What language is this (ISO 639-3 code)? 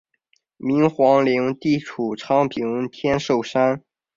zho